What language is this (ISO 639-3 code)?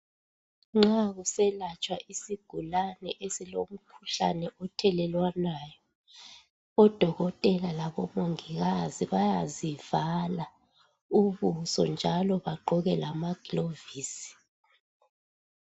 nde